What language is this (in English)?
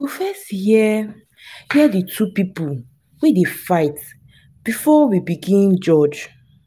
Nigerian Pidgin